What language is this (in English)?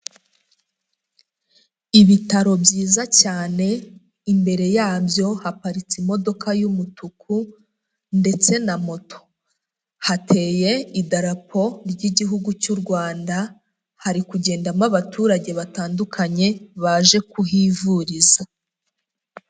Kinyarwanda